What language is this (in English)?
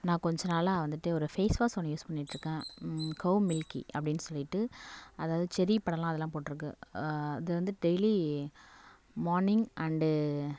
Tamil